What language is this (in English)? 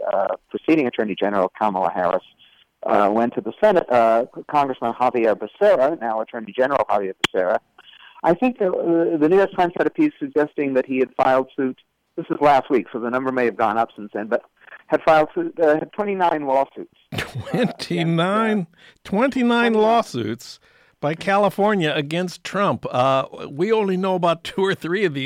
English